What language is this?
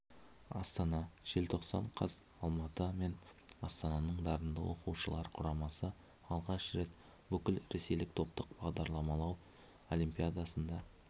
Kazakh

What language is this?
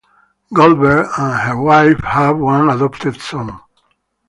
English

